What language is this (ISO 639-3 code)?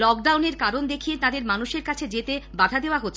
ben